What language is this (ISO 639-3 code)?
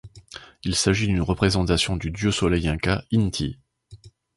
fra